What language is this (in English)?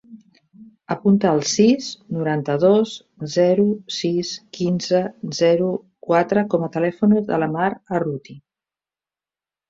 Catalan